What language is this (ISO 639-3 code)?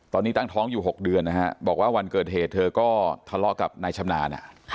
tha